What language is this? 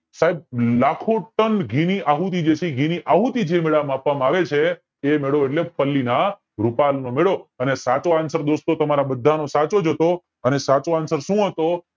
Gujarati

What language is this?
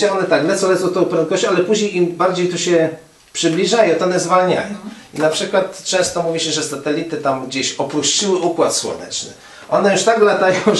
Polish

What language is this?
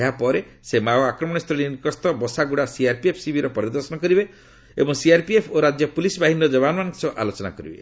Odia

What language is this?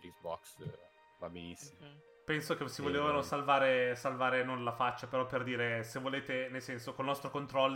Italian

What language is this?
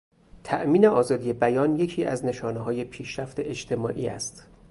Persian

